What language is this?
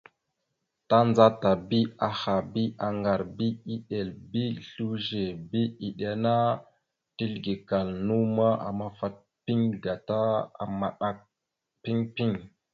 Mada (Cameroon)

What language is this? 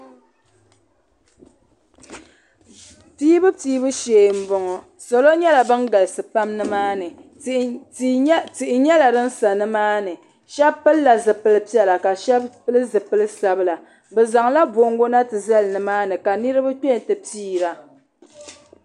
Dagbani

